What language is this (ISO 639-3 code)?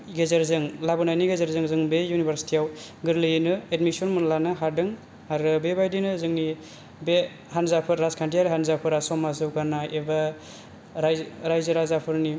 brx